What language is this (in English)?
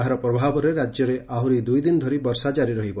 Odia